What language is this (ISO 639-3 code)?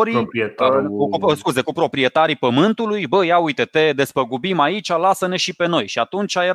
ron